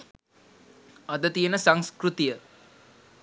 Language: Sinhala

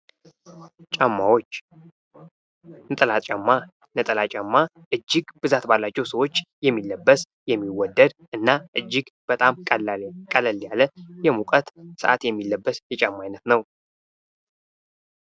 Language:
Amharic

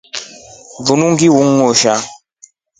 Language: Rombo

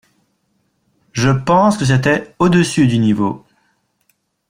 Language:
French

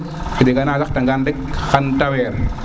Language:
Serer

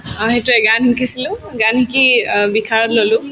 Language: Assamese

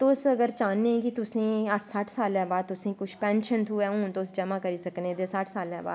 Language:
Dogri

